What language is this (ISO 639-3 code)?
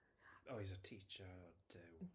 cym